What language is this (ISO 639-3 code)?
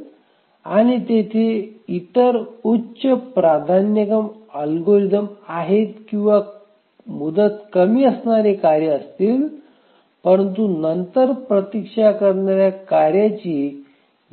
mar